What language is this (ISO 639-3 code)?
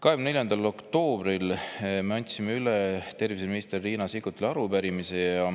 est